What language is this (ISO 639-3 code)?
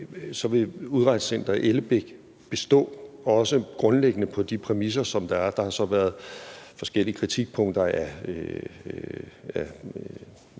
dan